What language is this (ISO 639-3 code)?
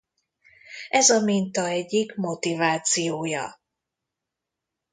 hun